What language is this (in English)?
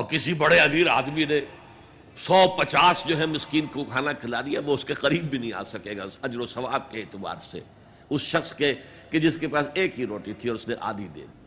Urdu